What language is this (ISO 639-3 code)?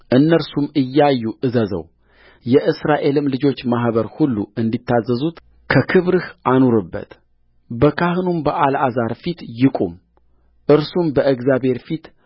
amh